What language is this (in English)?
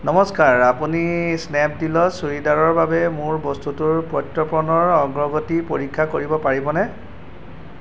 Assamese